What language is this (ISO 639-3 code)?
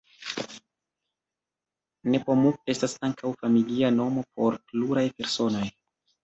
epo